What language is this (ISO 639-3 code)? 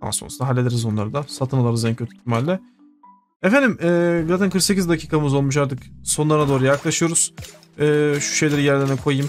tur